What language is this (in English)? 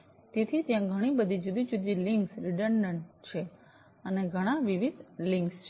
Gujarati